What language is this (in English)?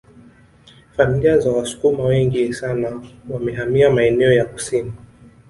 Swahili